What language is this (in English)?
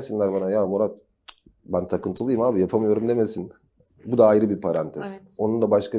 Turkish